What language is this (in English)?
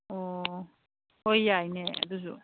Manipuri